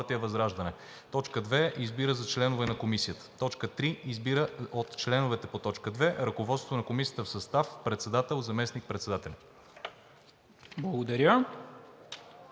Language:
Bulgarian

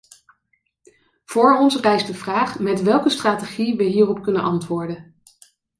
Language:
Dutch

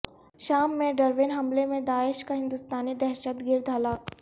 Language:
Urdu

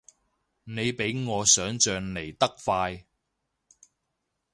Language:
Cantonese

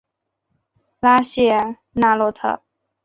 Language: Chinese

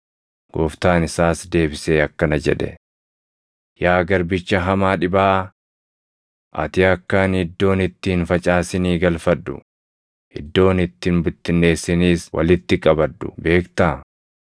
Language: Oromo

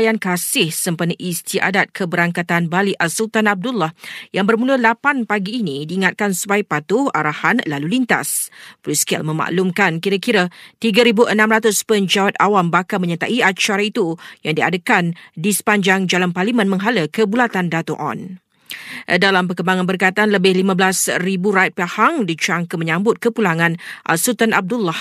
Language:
Malay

